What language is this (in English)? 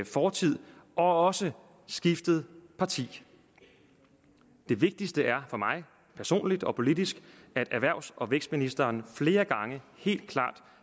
Danish